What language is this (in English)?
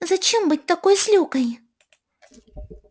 Russian